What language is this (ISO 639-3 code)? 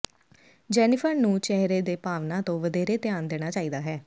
pan